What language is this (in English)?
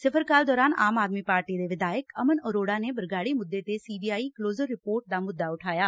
Punjabi